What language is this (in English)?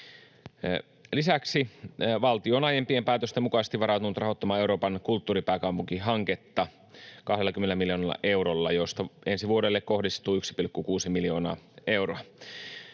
Finnish